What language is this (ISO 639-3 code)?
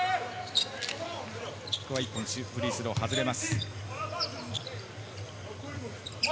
jpn